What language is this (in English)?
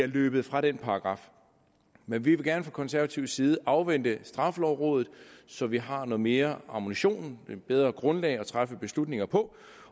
Danish